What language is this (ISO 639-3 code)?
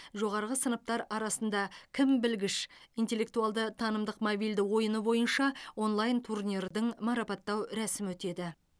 kaz